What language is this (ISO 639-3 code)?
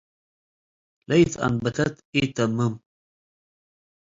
tig